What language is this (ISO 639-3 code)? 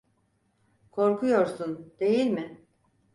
tur